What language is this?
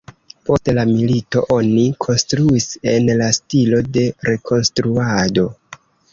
Esperanto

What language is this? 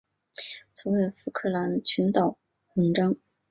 Chinese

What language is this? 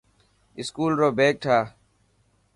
Dhatki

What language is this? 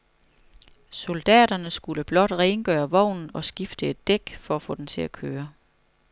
Danish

